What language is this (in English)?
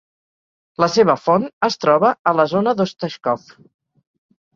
Catalan